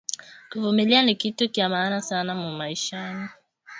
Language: Swahili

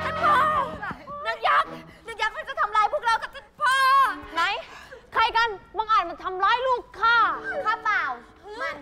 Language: Thai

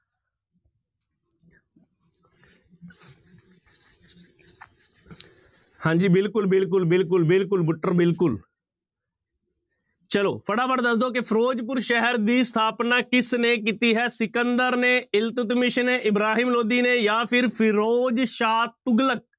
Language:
Punjabi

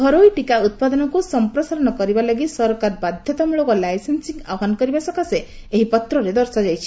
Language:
Odia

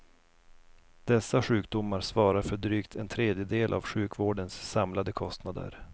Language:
Swedish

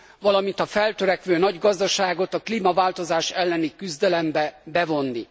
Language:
Hungarian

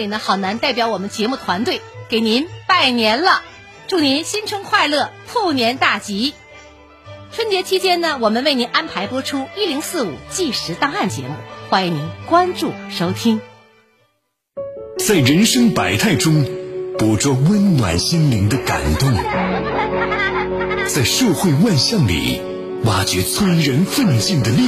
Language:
Chinese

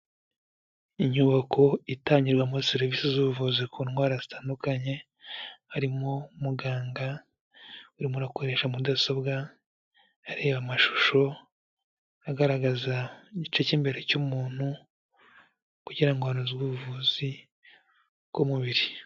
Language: Kinyarwanda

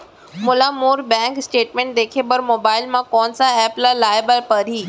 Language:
Chhattisgarhi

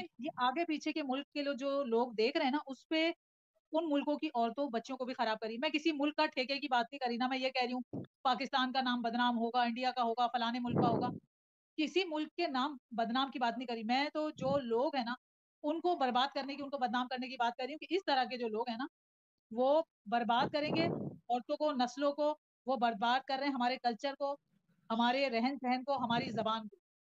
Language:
Hindi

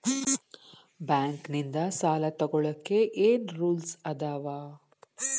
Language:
Kannada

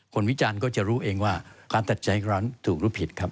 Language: Thai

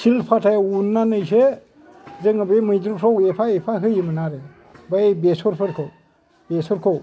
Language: Bodo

